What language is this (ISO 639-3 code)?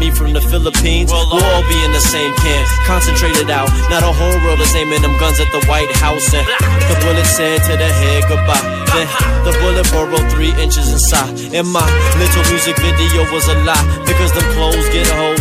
ell